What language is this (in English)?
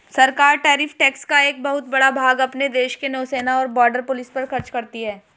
Hindi